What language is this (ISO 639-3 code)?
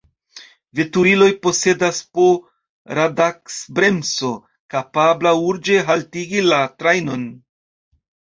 epo